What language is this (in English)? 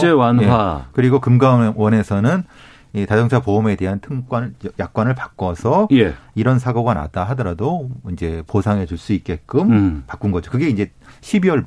Korean